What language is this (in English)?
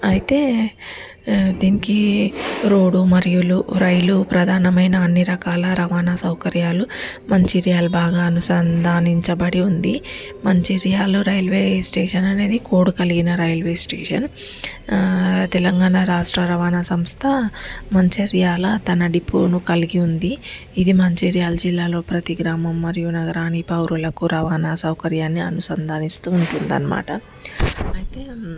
Telugu